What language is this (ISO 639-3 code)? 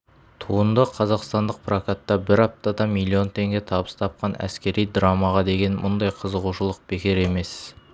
kaz